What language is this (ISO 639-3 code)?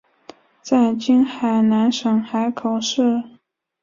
zho